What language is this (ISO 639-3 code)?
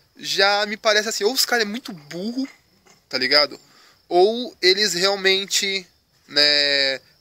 por